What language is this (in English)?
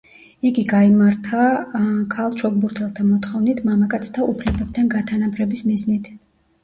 Georgian